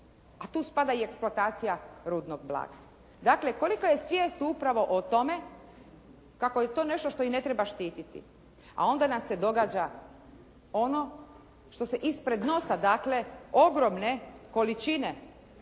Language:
Croatian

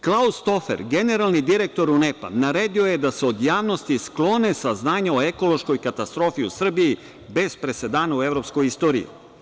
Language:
Serbian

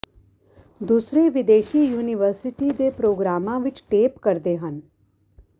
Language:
Punjabi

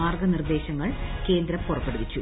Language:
Malayalam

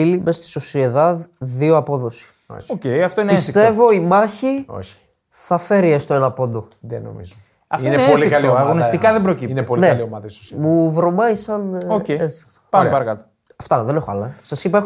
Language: Greek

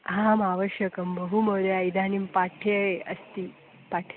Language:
Sanskrit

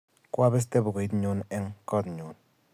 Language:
Kalenjin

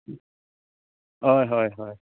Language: Konkani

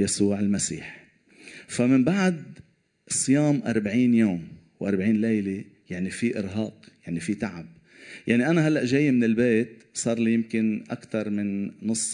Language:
Arabic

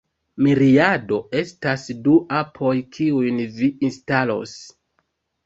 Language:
Esperanto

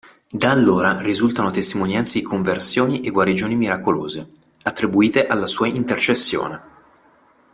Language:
Italian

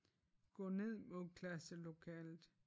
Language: Danish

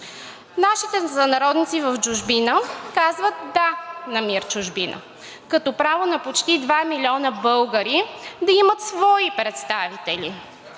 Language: Bulgarian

